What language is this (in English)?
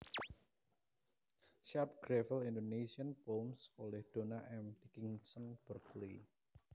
Javanese